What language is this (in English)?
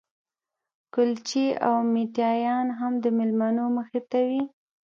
Pashto